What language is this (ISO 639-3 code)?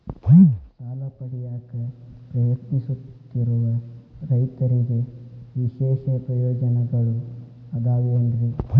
kan